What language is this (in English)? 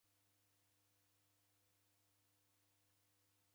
Taita